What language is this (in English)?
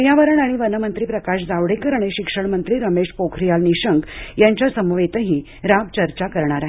Marathi